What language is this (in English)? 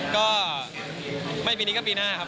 Thai